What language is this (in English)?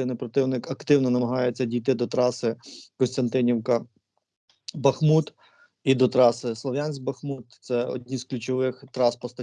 Ukrainian